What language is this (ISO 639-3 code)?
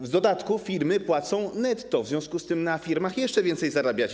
pol